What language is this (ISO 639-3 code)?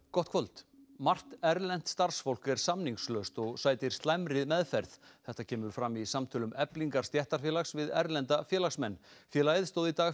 isl